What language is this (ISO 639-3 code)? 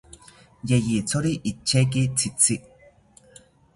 cpy